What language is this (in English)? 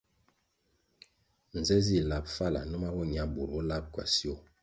Kwasio